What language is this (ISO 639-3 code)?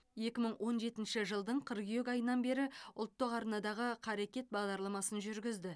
kaz